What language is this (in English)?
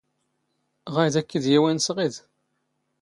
Standard Moroccan Tamazight